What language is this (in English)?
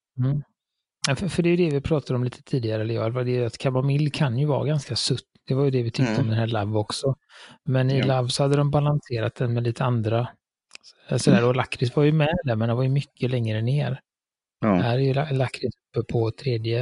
Swedish